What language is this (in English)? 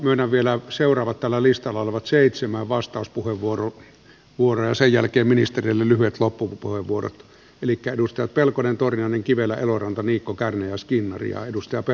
Finnish